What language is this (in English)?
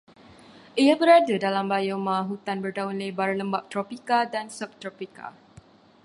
Malay